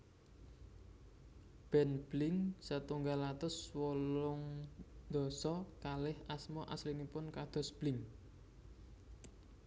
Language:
Javanese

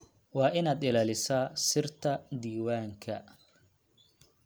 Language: Somali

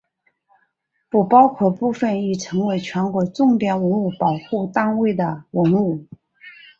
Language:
Chinese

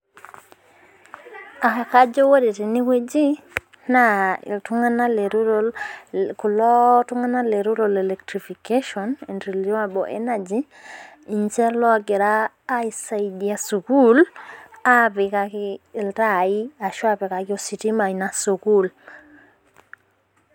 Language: Masai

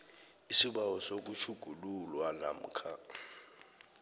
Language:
South Ndebele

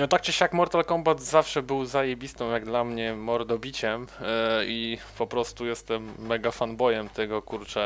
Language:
Polish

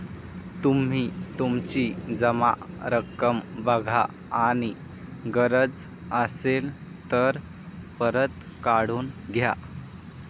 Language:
Marathi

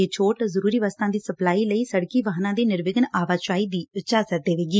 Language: Punjabi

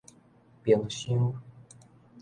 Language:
Min Nan Chinese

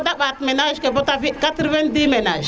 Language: Serer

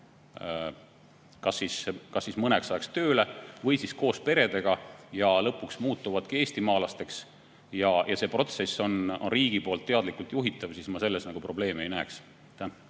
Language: Estonian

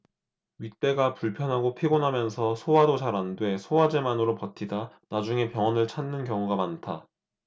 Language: Korean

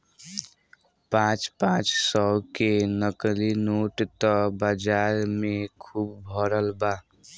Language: Bhojpuri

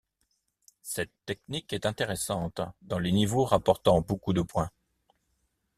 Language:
French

